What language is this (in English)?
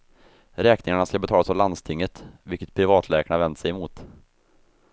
Swedish